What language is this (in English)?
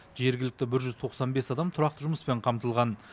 Kazakh